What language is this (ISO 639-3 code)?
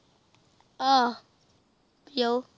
pan